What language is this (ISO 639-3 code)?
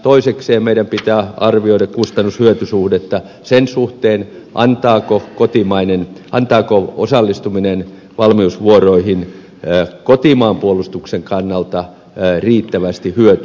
fin